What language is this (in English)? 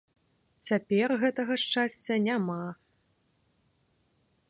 Belarusian